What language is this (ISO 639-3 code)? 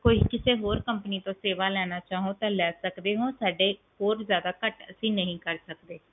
pan